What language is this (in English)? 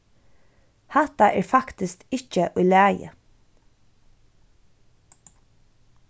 Faroese